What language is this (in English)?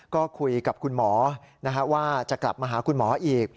Thai